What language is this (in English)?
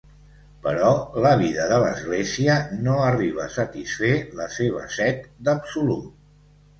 Catalan